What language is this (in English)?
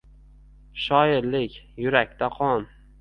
Uzbek